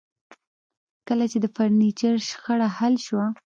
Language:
Pashto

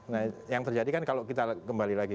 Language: Indonesian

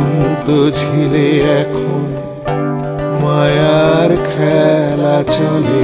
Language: Hindi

